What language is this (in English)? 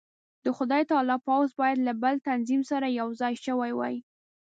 Pashto